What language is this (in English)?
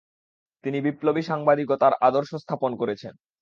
Bangla